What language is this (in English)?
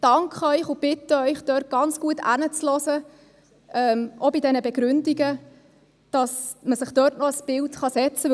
Swiss German